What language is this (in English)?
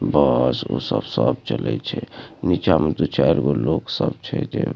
Maithili